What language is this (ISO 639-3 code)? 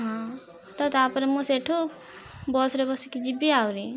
ori